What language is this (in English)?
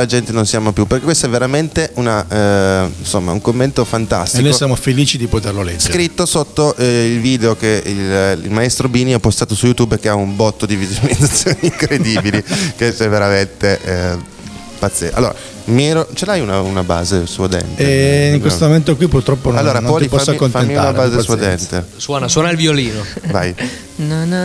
Italian